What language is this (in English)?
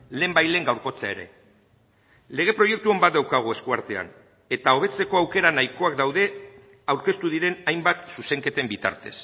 Basque